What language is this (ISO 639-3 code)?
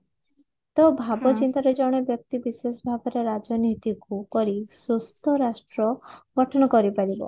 ori